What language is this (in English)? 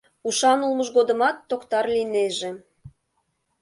Mari